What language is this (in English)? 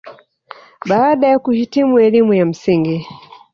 Swahili